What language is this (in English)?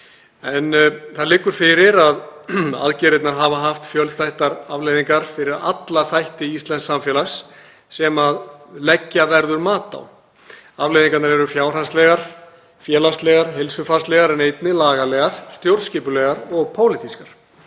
Icelandic